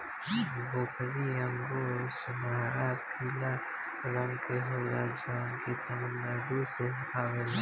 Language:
Bhojpuri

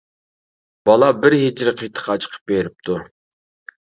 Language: Uyghur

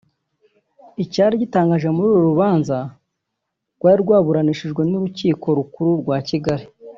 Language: Kinyarwanda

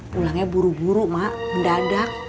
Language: Indonesian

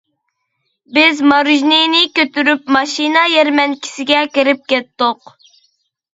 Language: Uyghur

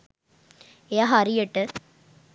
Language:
Sinhala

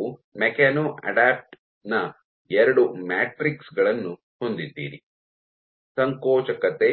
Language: Kannada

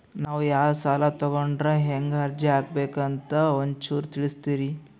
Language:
Kannada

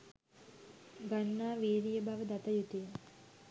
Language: Sinhala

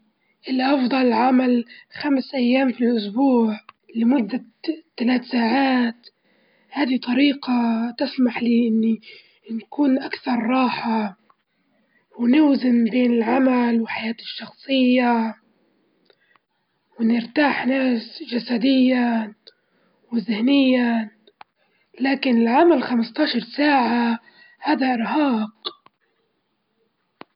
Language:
Libyan Arabic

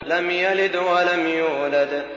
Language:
Arabic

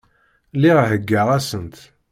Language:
Kabyle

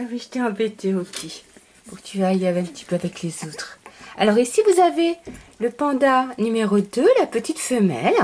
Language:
French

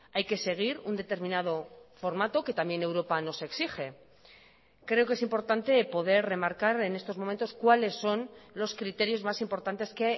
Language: Spanish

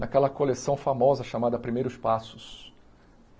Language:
Portuguese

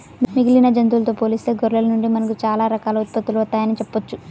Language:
Telugu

